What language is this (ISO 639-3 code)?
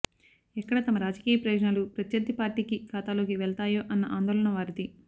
tel